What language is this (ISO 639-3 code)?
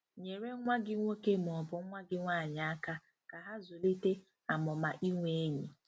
ibo